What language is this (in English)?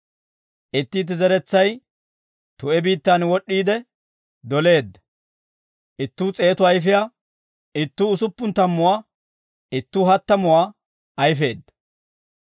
Dawro